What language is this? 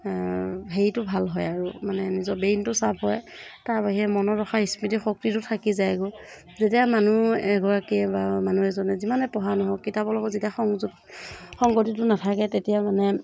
Assamese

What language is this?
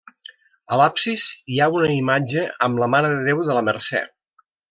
Catalan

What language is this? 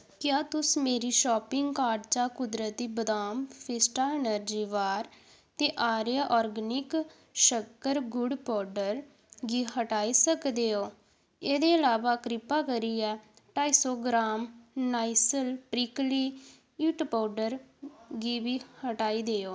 Dogri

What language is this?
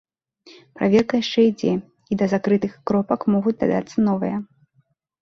Belarusian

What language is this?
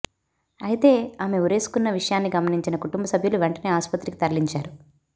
Telugu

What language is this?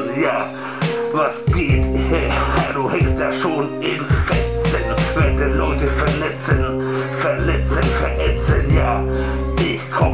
Dutch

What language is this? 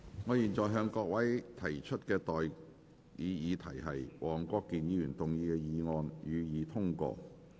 Cantonese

